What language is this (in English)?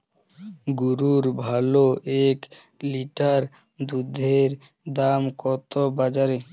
Bangla